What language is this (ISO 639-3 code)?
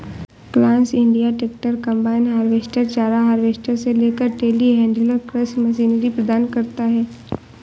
hin